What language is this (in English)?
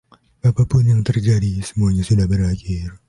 Indonesian